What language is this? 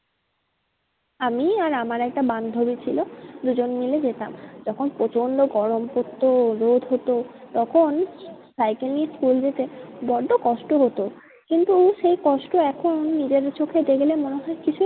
Bangla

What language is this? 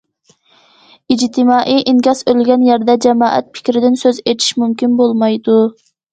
Uyghur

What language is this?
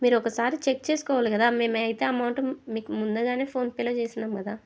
Telugu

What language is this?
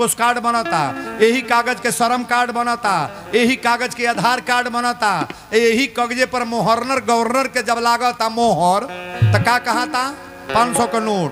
Hindi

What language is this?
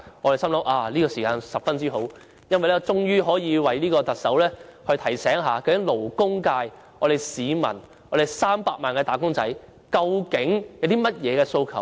Cantonese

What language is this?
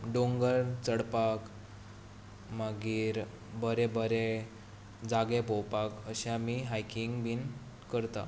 Konkani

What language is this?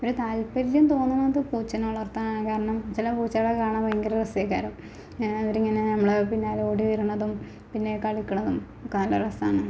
Malayalam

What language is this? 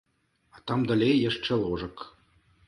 Belarusian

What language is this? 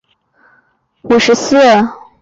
Chinese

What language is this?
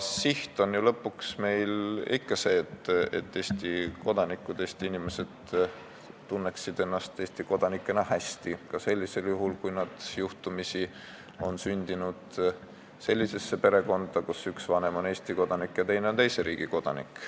Estonian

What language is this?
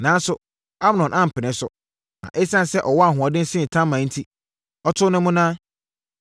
Akan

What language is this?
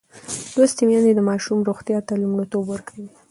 Pashto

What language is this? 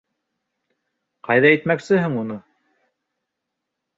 Bashkir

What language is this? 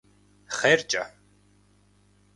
Kabardian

